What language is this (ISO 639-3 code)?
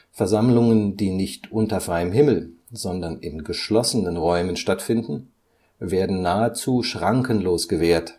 deu